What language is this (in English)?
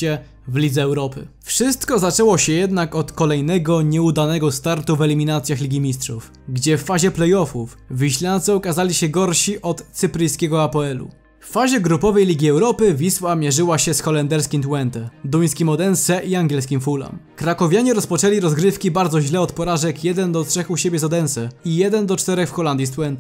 Polish